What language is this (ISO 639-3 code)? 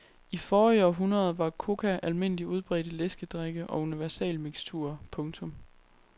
dan